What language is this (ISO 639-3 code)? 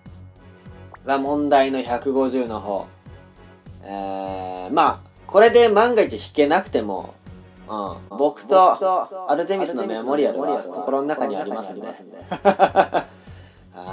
jpn